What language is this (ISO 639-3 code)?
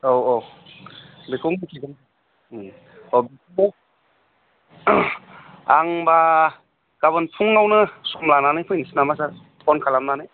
brx